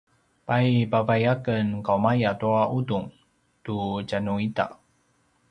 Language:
Paiwan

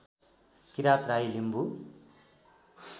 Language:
Nepali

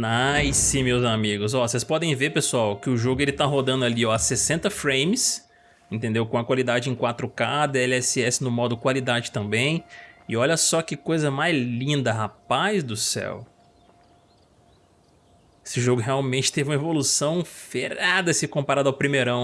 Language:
Portuguese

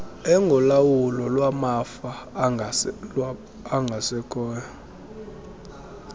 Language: Xhosa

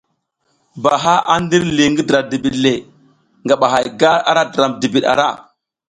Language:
South Giziga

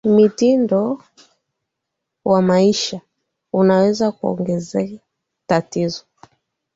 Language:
Swahili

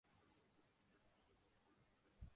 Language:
Urdu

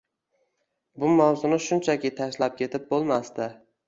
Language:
Uzbek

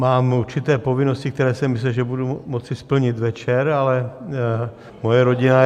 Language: Czech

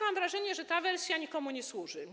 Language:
Polish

